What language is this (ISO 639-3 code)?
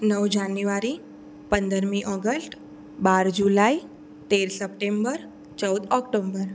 guj